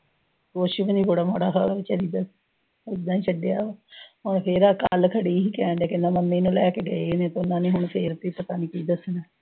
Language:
Punjabi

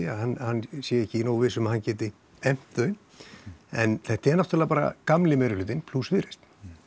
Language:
Icelandic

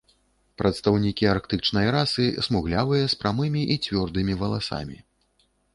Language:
Belarusian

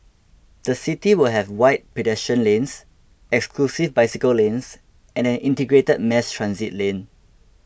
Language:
English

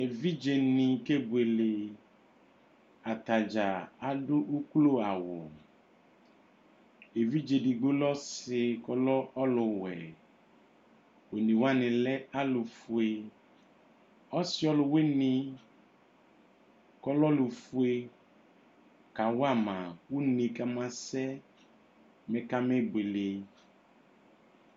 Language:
Ikposo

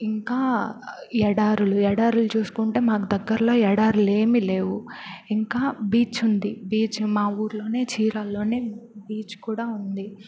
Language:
Telugu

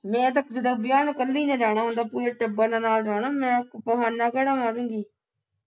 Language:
Punjabi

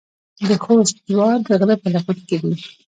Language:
Pashto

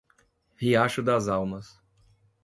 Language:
Portuguese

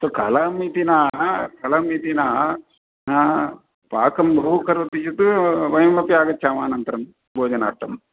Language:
Sanskrit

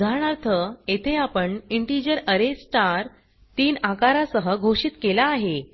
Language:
Marathi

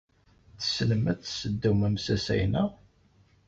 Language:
Kabyle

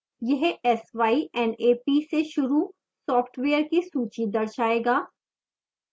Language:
Hindi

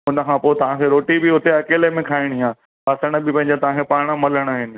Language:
Sindhi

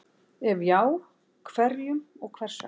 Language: Icelandic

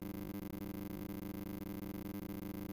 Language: Hebrew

